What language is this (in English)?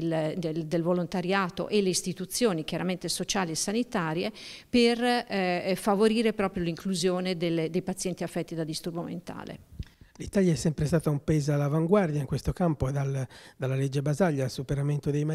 Italian